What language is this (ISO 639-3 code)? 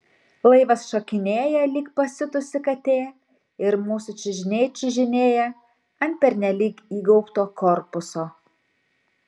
lit